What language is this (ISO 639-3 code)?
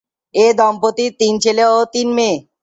ben